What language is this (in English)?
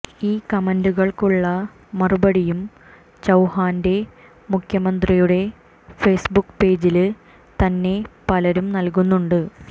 Malayalam